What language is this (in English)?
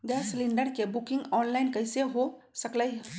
Magahi